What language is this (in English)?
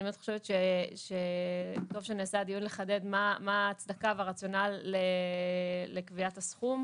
Hebrew